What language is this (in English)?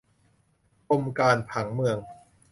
Thai